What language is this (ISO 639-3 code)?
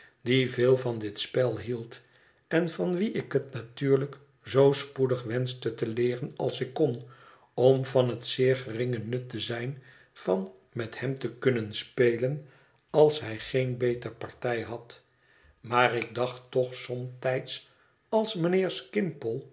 nld